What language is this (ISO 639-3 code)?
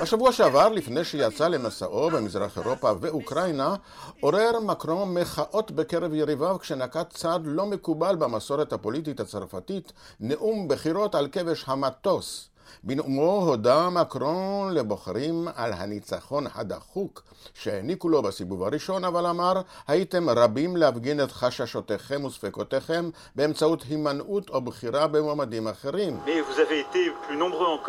heb